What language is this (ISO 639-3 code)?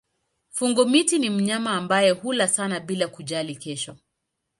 swa